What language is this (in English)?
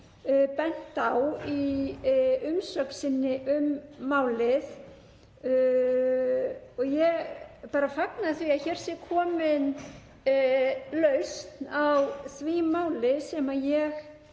Icelandic